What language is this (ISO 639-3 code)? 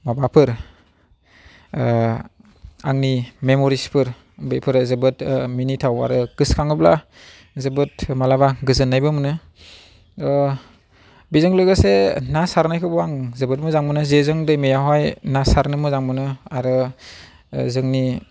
brx